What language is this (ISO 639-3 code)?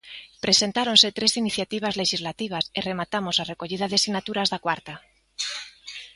glg